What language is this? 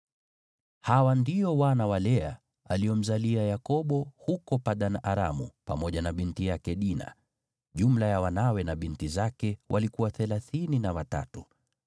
Swahili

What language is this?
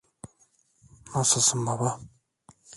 Turkish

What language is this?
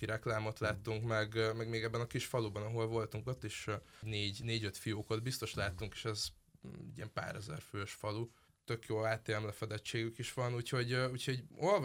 Hungarian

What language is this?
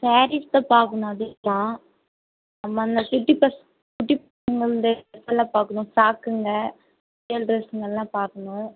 Tamil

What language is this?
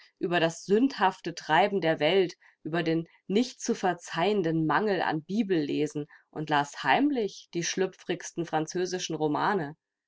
German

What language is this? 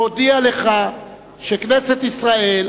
Hebrew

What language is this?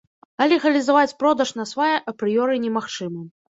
Belarusian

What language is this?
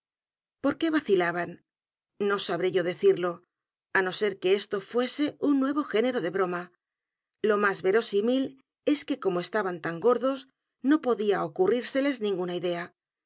Spanish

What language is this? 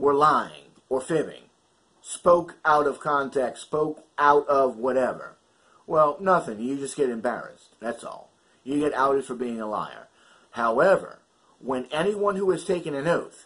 English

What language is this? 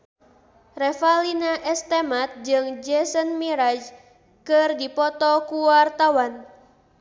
Sundanese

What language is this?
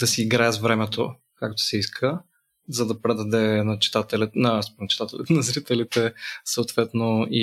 Bulgarian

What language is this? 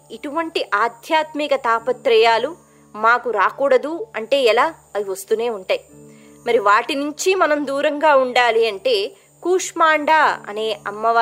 Telugu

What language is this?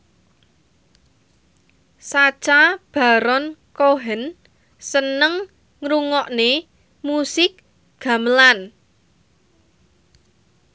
Javanese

